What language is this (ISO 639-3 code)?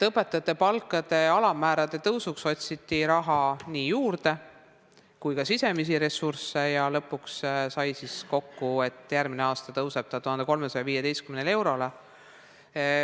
est